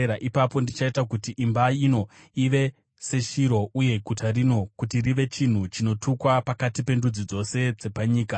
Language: Shona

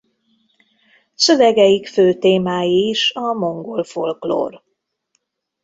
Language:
Hungarian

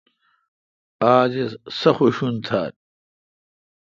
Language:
Kalkoti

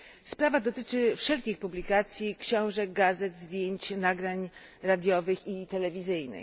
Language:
Polish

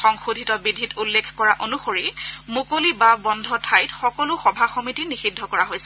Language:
Assamese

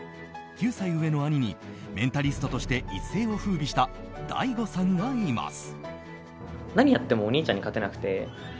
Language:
Japanese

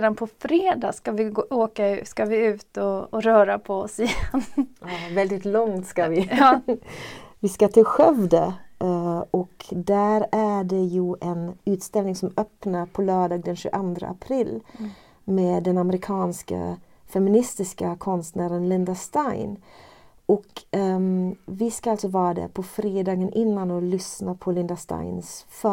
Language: Swedish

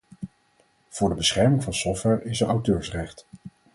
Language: Dutch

